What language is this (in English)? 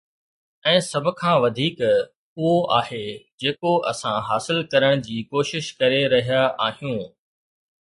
Sindhi